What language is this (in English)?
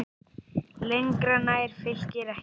Icelandic